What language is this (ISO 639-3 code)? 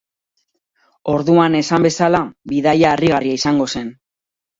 eus